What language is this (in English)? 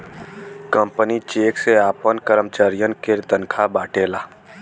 Bhojpuri